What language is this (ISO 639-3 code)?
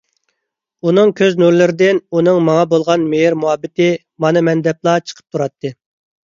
uig